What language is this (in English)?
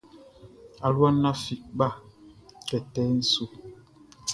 Baoulé